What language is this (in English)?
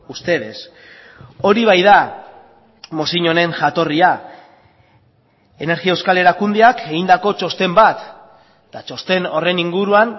Basque